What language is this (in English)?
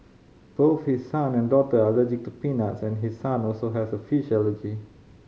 English